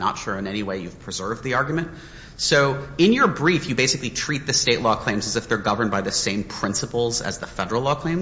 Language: English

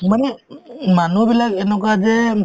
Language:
Assamese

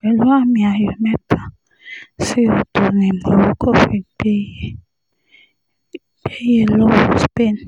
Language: Yoruba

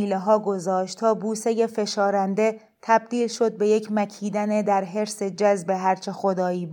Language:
Persian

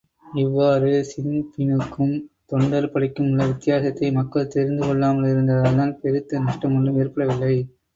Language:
Tamil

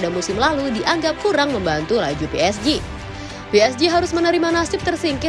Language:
Indonesian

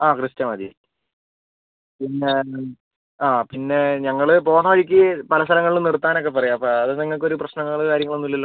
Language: Malayalam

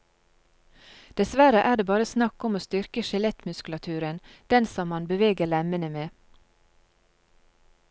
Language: Norwegian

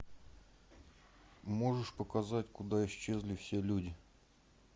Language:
Russian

